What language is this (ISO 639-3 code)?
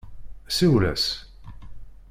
kab